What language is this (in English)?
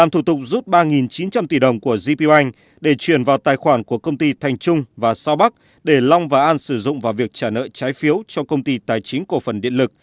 Vietnamese